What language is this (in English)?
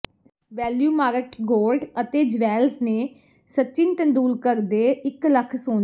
Punjabi